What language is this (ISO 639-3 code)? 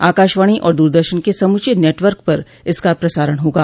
hin